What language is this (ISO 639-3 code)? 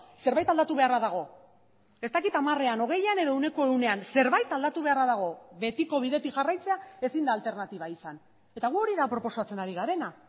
eus